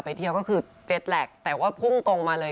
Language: Thai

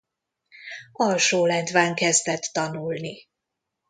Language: Hungarian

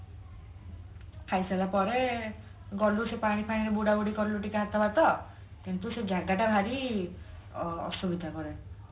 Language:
Odia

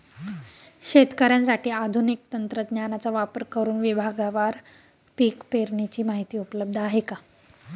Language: Marathi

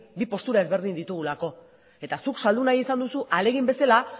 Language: Basque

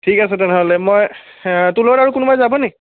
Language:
Assamese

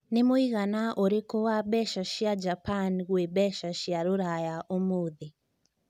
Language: Kikuyu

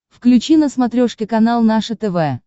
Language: Russian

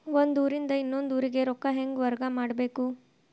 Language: Kannada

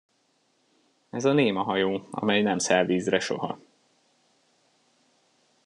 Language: Hungarian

